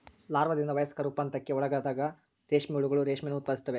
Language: Kannada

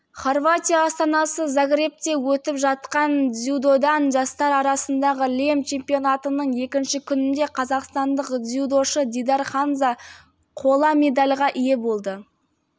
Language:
Kazakh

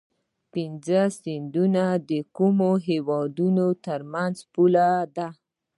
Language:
Pashto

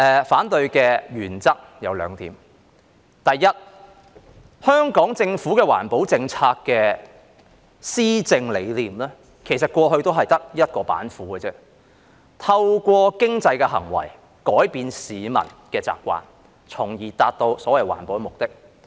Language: Cantonese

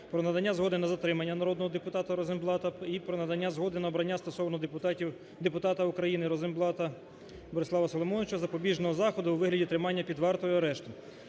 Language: Ukrainian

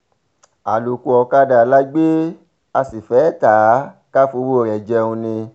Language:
Yoruba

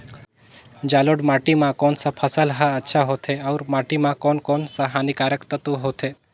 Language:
Chhattisgarhi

